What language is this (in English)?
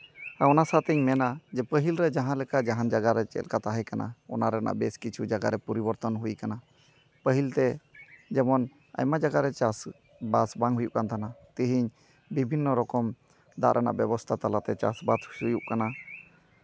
Santali